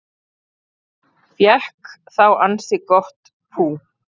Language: Icelandic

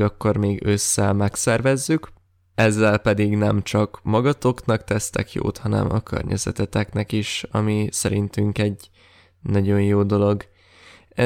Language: Hungarian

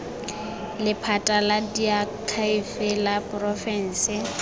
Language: Tswana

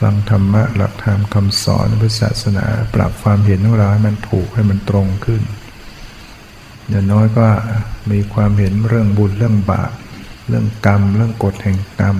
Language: Thai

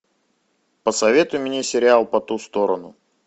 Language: Russian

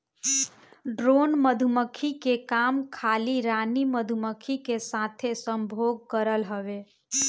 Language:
Bhojpuri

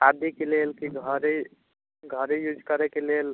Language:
Maithili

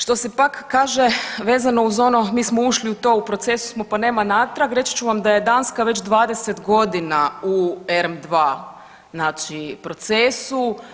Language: Croatian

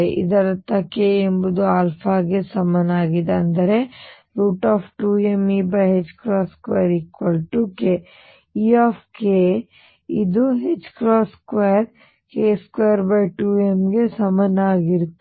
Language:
Kannada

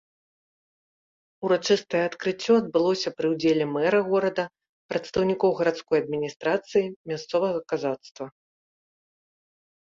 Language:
Belarusian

